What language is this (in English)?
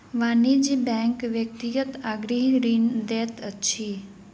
Maithili